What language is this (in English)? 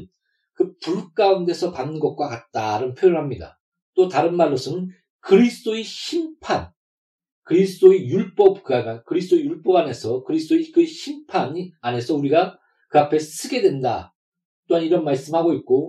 Korean